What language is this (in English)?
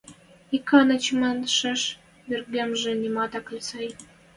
Western Mari